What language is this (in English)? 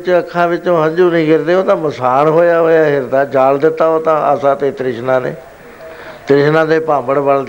Punjabi